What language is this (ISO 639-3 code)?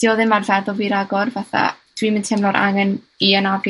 cym